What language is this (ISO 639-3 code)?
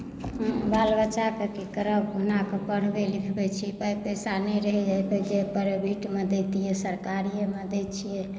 mai